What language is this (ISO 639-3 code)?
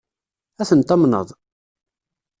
kab